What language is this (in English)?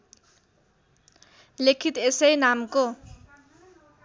Nepali